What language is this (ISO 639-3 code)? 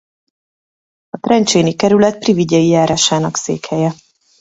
hun